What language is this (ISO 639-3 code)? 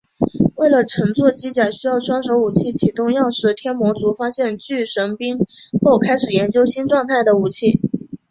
zho